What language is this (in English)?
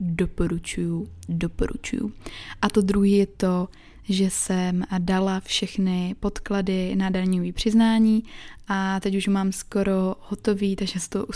Czech